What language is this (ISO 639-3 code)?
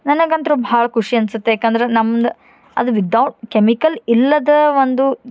kan